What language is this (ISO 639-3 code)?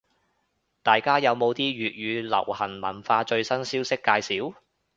yue